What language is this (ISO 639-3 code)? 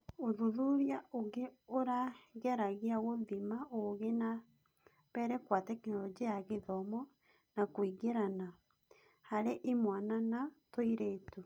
kik